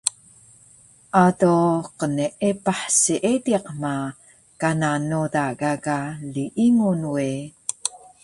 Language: Taroko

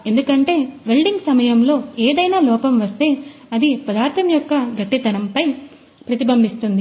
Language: Telugu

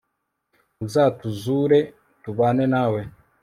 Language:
Kinyarwanda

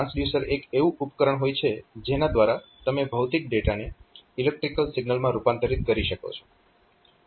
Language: Gujarati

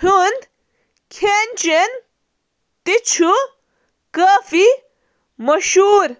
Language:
Kashmiri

